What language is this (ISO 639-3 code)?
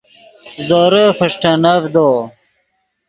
ydg